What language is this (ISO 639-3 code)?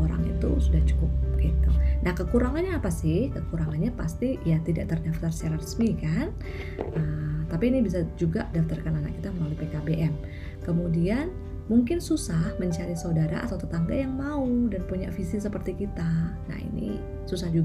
ind